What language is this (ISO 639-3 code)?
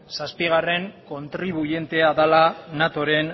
eus